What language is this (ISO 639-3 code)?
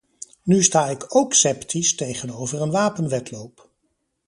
nld